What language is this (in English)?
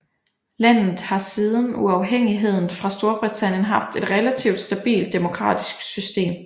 Danish